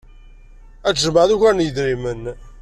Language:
Kabyle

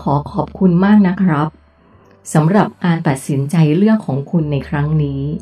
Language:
Thai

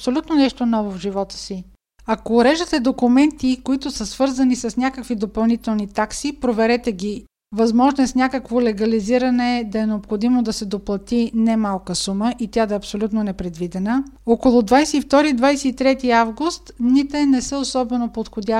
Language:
Bulgarian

